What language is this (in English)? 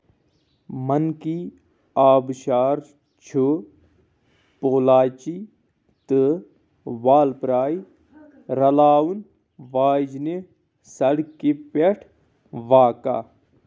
Kashmiri